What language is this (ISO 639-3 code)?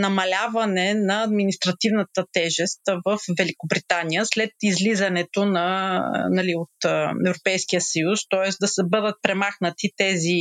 bul